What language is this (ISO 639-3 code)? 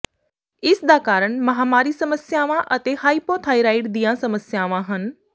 pan